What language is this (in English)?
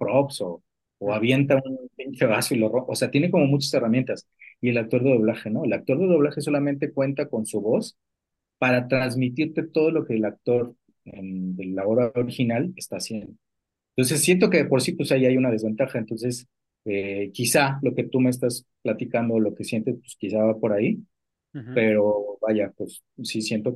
Spanish